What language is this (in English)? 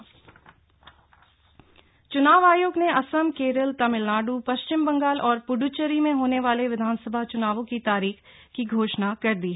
Hindi